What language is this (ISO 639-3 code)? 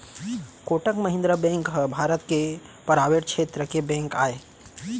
hne